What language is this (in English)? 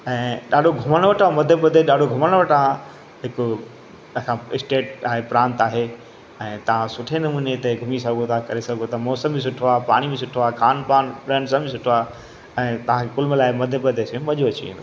Sindhi